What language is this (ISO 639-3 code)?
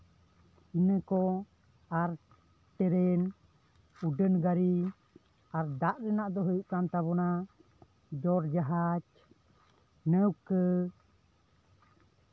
sat